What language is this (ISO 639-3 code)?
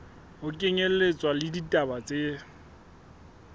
sot